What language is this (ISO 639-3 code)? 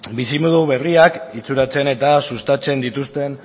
eus